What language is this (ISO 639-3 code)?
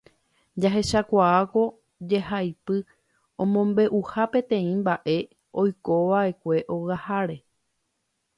grn